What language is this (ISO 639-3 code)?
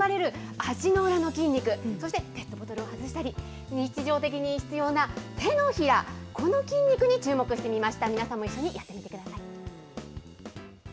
jpn